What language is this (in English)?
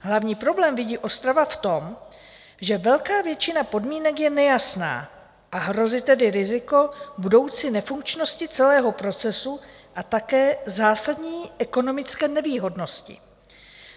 Czech